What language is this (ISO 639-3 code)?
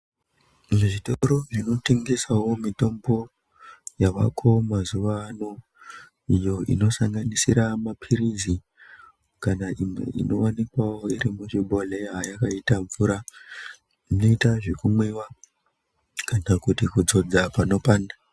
ndc